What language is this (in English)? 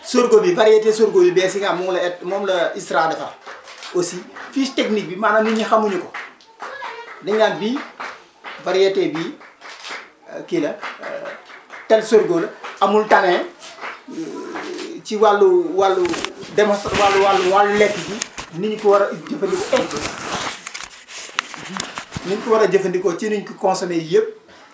Wolof